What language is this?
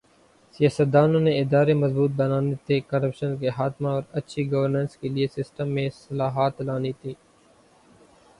Urdu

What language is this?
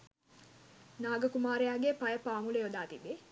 Sinhala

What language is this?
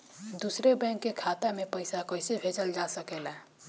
Bhojpuri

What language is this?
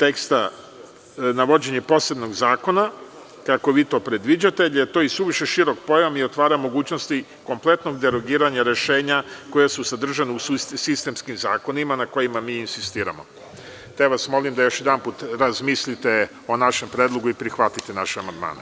Serbian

